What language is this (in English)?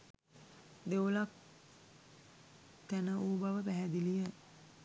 Sinhala